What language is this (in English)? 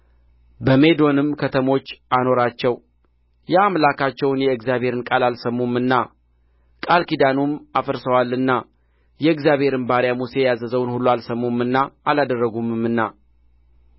Amharic